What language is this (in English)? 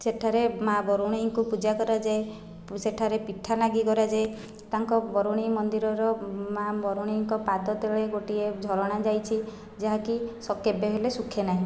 Odia